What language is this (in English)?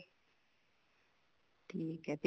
Punjabi